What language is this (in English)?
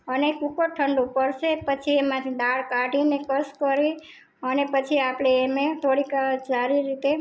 Gujarati